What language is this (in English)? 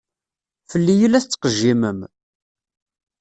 Kabyle